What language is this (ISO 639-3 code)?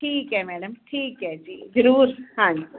pan